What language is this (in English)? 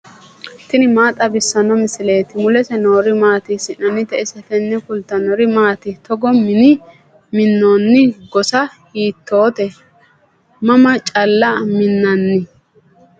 Sidamo